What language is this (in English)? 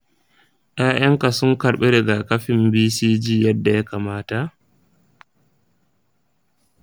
Hausa